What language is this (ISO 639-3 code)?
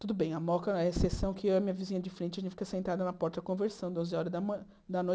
por